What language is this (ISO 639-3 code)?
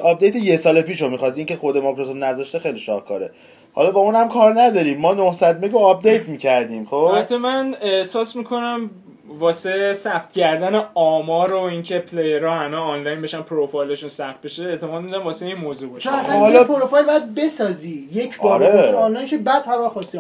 fas